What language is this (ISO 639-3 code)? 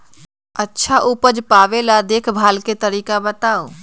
mag